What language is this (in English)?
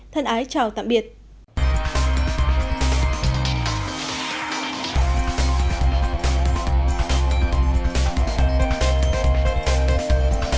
Vietnamese